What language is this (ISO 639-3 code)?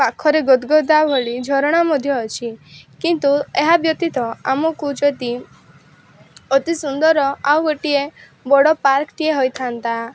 ori